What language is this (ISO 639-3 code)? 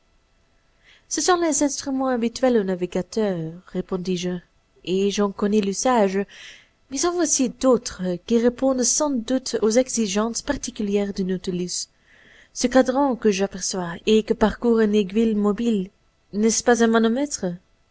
fra